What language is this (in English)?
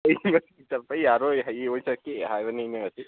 Manipuri